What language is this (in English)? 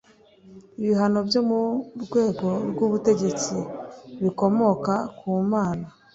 Kinyarwanda